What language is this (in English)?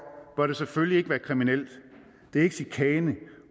Danish